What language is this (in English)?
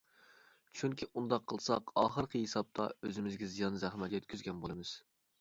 Uyghur